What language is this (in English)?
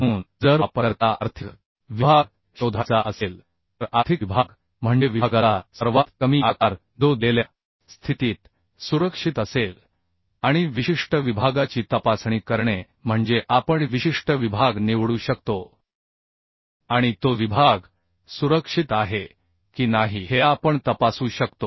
Marathi